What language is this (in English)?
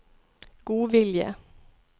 Norwegian